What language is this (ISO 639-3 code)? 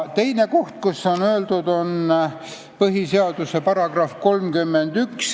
est